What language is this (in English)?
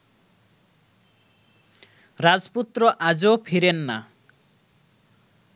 Bangla